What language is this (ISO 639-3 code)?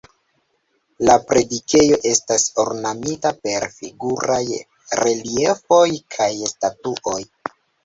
epo